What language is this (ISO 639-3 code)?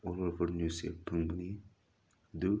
mni